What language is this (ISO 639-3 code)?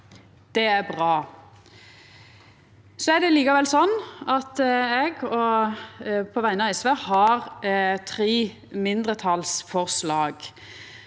nor